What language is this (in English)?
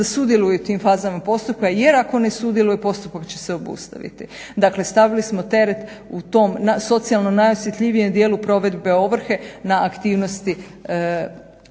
Croatian